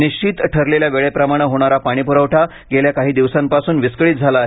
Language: Marathi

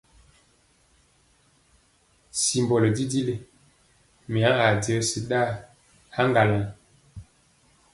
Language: Mpiemo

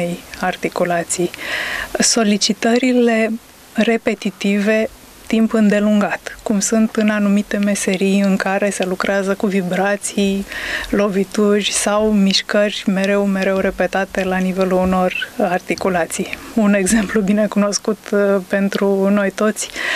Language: Romanian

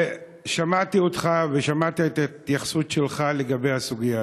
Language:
Hebrew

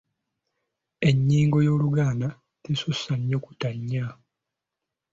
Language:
Ganda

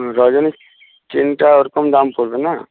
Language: Bangla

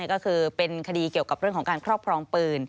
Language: Thai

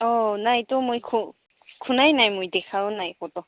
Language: Assamese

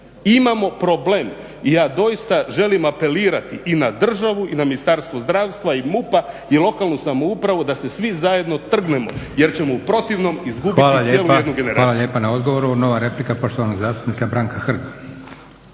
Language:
Croatian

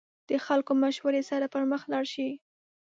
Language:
Pashto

